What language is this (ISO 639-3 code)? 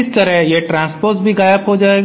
hin